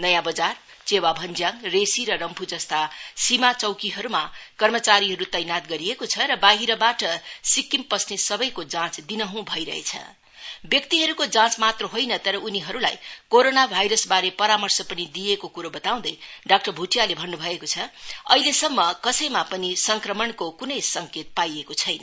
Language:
Nepali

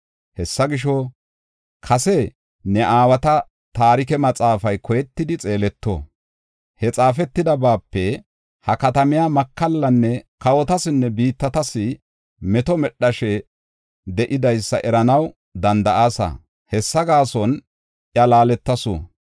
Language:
Gofa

